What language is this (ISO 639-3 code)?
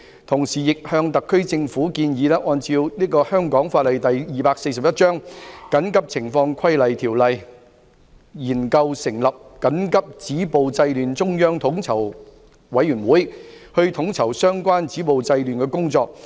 yue